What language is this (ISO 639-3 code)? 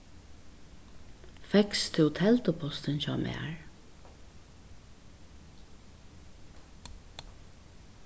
fao